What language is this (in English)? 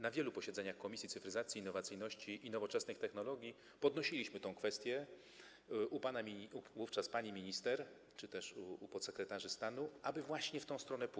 Polish